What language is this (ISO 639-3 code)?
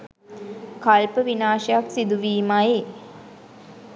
sin